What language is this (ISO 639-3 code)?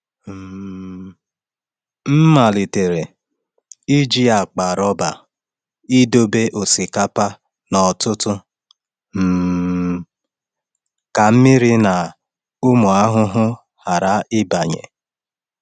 ibo